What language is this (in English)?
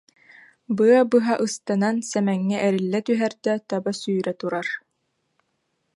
Yakut